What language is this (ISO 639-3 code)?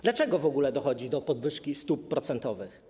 pol